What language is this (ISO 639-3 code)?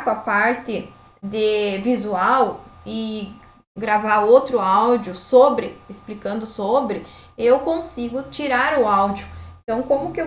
por